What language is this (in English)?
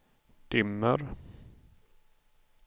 Swedish